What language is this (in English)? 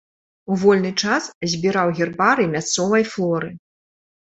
Belarusian